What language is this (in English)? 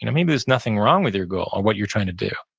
English